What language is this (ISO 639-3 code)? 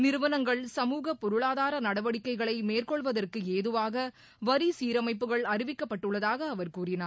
tam